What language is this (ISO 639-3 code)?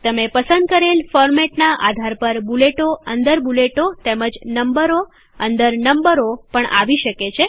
guj